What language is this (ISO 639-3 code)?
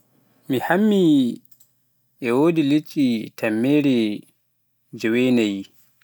fuf